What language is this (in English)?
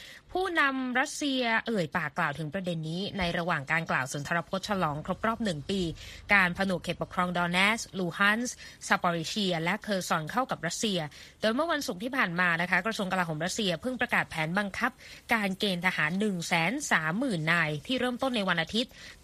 Thai